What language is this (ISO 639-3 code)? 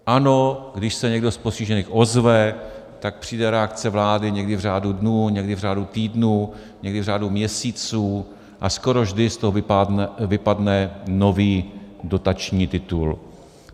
ces